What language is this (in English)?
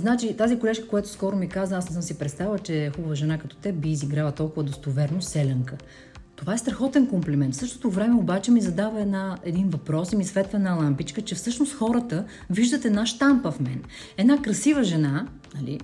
Bulgarian